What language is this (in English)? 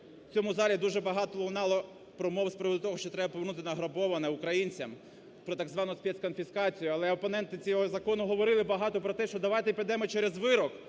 Ukrainian